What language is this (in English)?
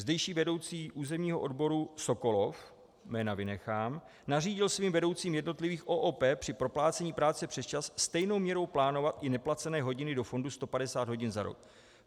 Czech